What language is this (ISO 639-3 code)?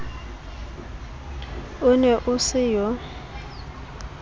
sot